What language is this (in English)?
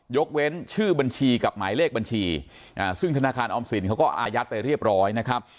Thai